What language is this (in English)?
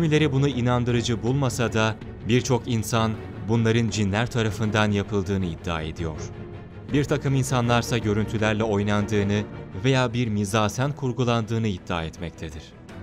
Turkish